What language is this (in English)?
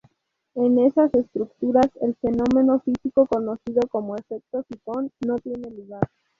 Spanish